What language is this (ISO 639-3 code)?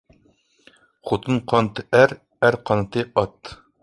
uig